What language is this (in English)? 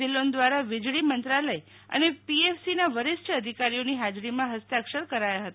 Gujarati